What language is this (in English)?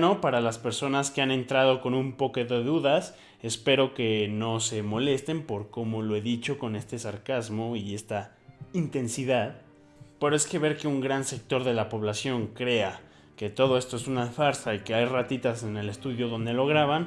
Spanish